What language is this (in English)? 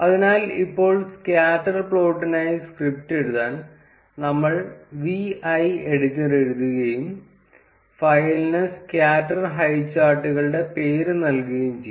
Malayalam